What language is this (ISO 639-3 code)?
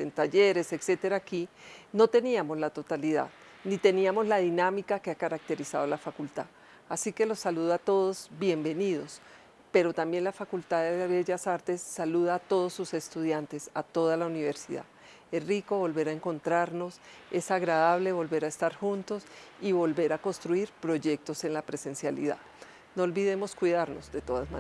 spa